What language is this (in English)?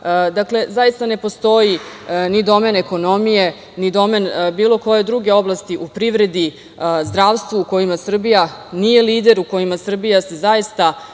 Serbian